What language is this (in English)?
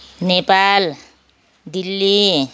Nepali